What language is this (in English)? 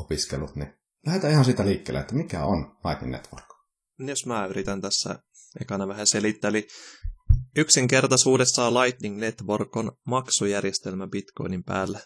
Finnish